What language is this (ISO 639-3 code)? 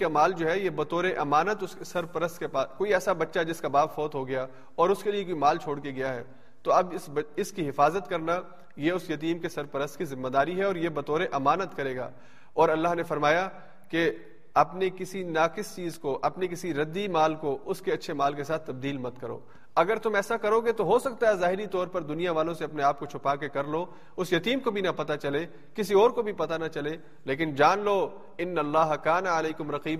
urd